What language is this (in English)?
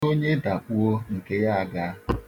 Igbo